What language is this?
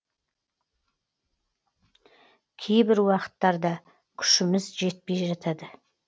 Kazakh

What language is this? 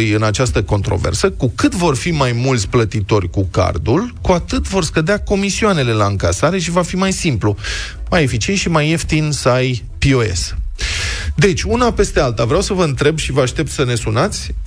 Romanian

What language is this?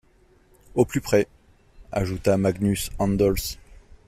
French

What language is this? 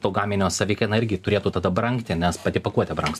Lithuanian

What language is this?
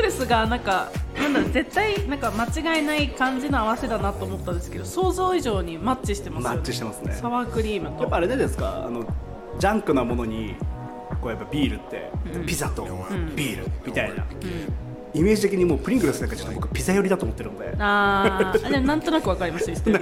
Japanese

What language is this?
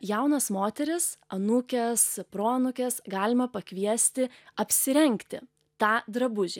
Lithuanian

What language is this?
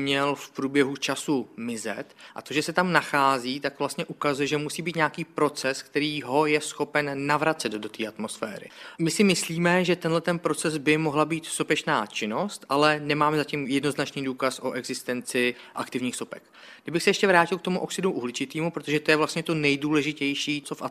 Czech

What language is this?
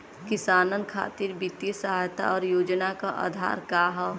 Bhojpuri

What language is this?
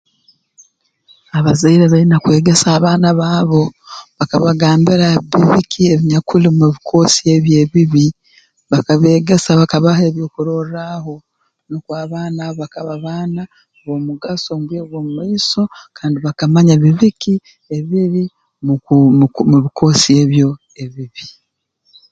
Tooro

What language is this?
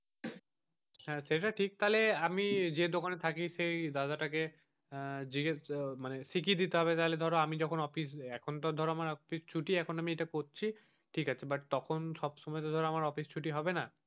Bangla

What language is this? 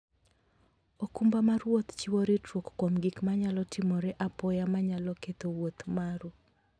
Luo (Kenya and Tanzania)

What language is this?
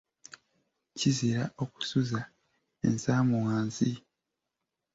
Ganda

